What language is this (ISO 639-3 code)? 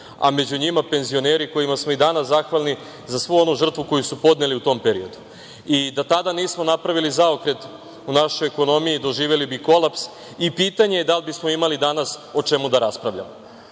srp